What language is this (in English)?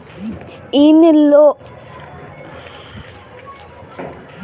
Bhojpuri